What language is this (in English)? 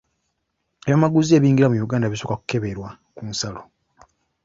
Ganda